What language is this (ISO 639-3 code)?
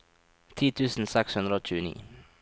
nor